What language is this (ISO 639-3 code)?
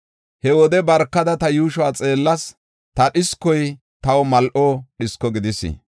gof